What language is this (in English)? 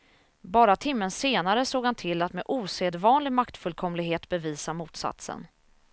Swedish